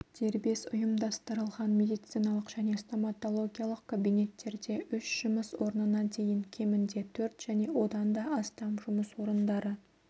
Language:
Kazakh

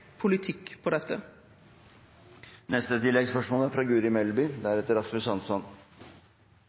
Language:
Norwegian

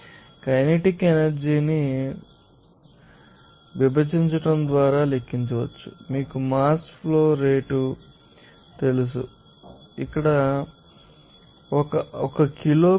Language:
Telugu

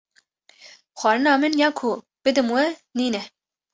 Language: Kurdish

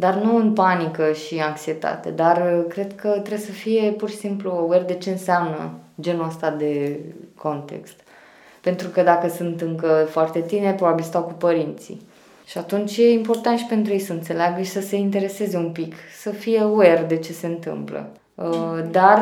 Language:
Romanian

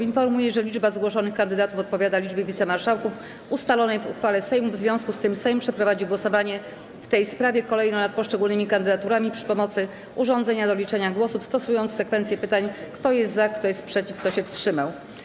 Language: Polish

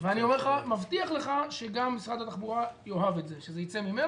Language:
Hebrew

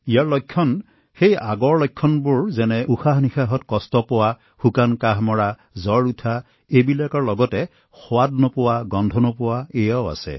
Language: Assamese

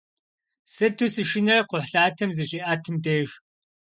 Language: Kabardian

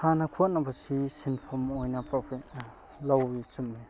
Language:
Manipuri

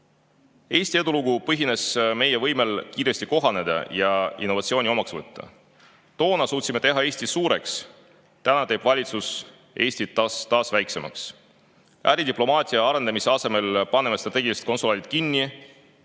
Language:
Estonian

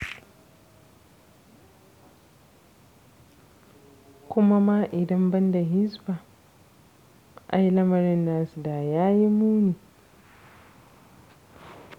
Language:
Hausa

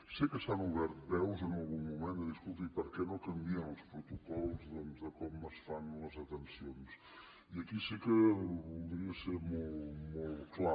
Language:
Catalan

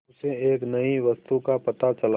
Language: Hindi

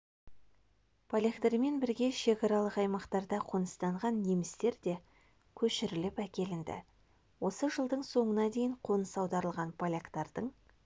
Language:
Kazakh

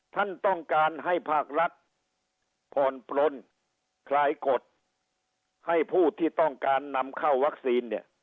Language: Thai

